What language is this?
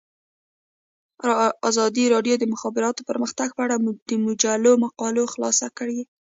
Pashto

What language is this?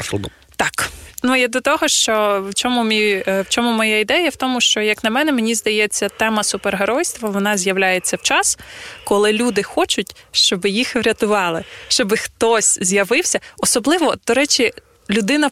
Ukrainian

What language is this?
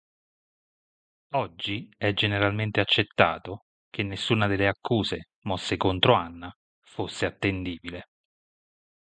Italian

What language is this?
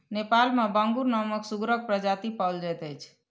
Maithili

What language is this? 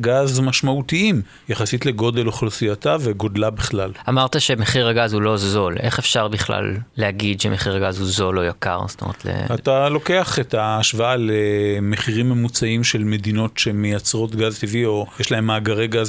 Hebrew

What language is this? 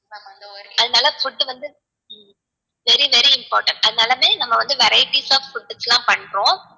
Tamil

